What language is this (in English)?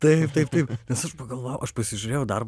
Lithuanian